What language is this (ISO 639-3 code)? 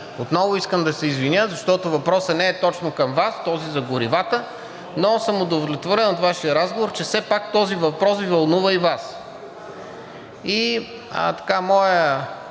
bul